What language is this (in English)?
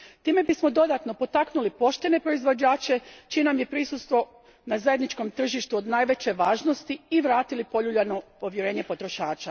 Croatian